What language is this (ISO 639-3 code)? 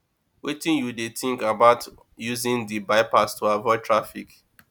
pcm